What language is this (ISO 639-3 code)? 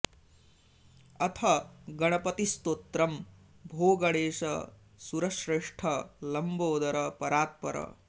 san